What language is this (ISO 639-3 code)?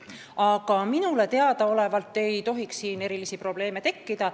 est